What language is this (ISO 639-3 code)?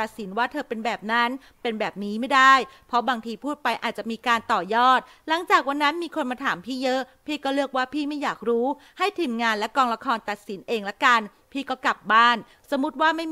tha